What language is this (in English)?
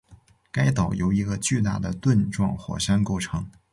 Chinese